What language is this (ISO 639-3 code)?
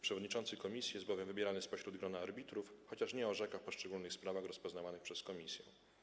pol